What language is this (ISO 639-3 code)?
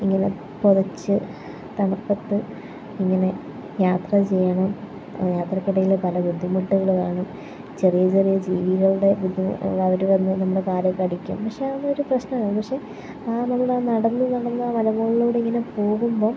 mal